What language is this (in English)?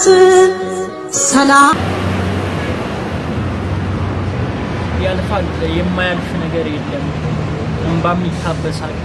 Arabic